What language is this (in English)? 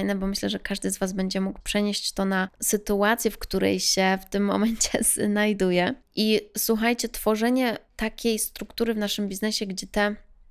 Polish